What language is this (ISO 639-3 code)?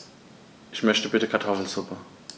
deu